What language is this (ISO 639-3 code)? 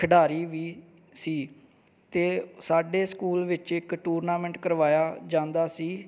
pan